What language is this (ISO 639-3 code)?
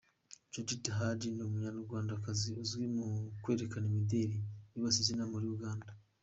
kin